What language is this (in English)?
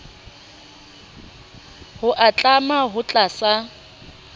Southern Sotho